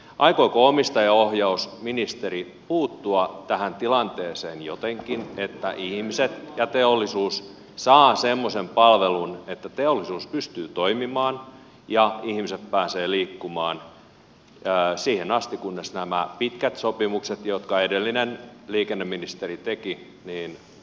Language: Finnish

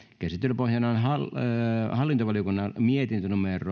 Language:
Finnish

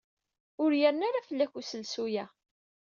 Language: Kabyle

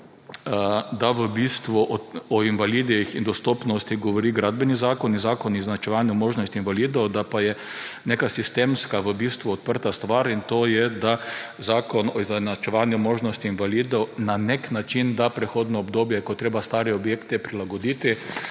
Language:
Slovenian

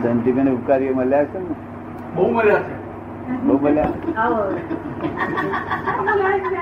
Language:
Gujarati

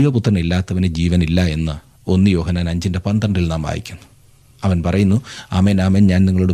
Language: Malayalam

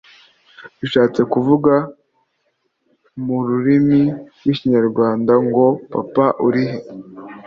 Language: Kinyarwanda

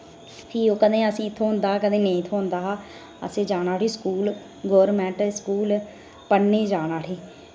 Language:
Dogri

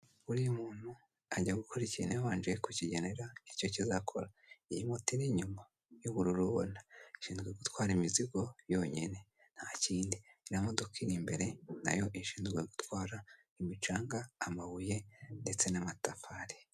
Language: Kinyarwanda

